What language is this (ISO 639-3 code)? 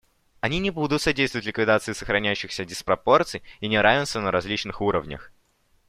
rus